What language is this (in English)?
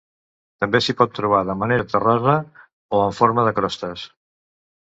Catalan